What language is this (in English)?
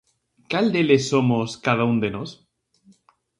Galician